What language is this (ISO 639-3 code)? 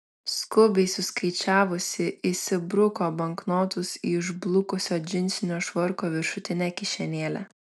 lit